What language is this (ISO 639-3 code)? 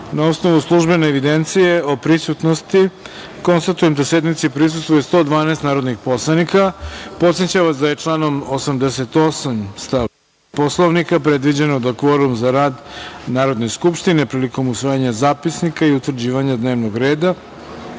srp